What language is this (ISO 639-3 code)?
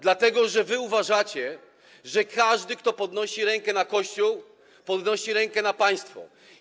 pol